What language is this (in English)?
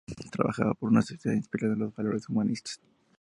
Spanish